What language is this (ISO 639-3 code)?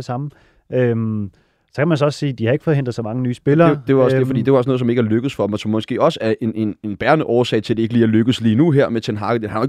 dan